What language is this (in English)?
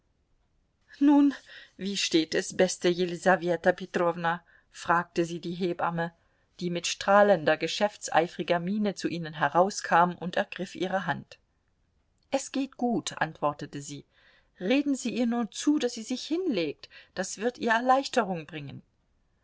German